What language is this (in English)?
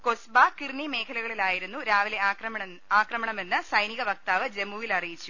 Malayalam